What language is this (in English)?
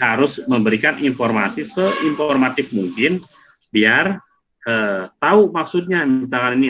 Indonesian